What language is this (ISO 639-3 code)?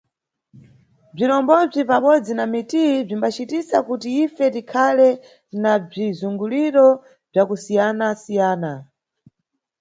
nyu